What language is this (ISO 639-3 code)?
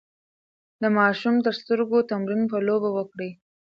pus